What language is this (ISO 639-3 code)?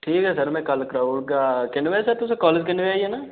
doi